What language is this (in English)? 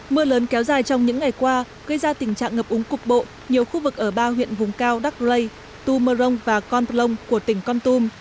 Vietnamese